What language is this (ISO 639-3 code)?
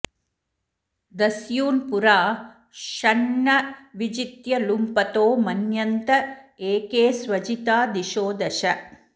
san